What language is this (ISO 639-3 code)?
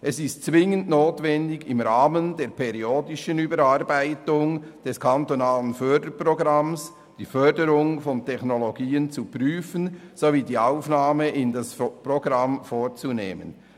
gsw